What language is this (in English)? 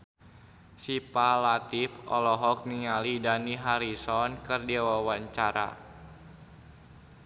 Sundanese